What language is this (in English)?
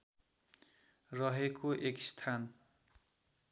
Nepali